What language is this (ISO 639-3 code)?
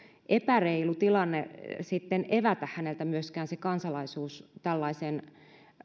fin